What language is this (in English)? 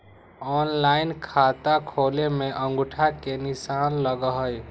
Magahi